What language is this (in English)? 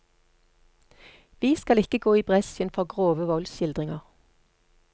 Norwegian